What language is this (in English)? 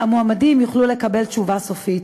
Hebrew